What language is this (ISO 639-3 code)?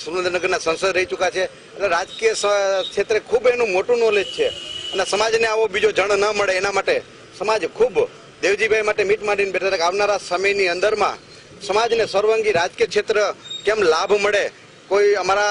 tur